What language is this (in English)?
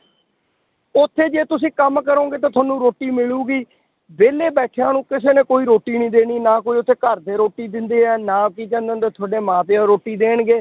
Punjabi